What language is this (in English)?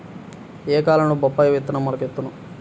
Telugu